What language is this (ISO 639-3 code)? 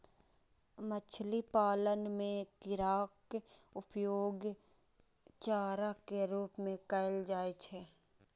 mai